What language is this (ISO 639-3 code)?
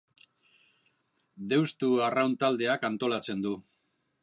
eus